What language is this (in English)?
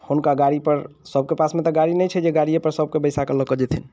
Maithili